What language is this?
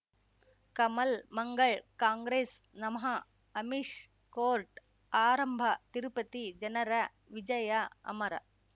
Kannada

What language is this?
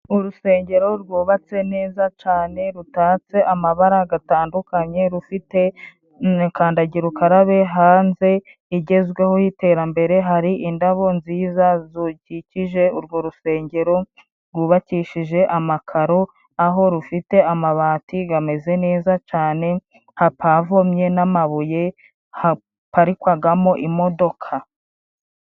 Kinyarwanda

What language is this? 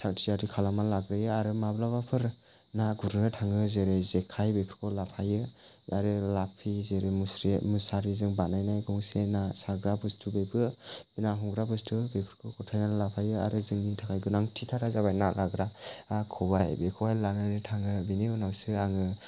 Bodo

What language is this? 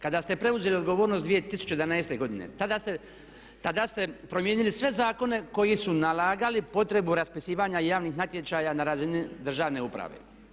Croatian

